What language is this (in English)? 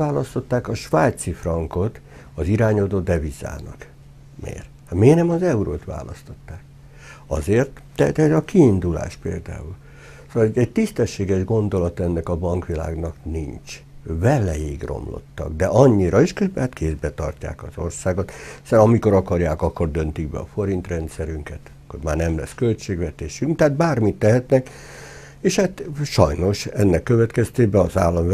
Hungarian